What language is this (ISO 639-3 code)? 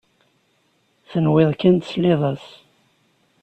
kab